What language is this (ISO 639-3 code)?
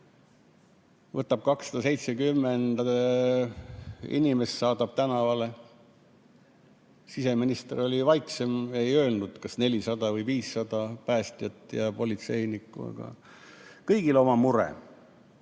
est